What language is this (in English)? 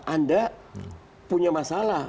Indonesian